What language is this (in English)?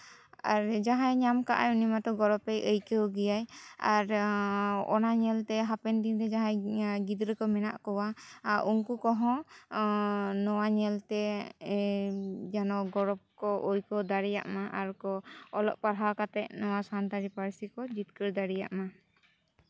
Santali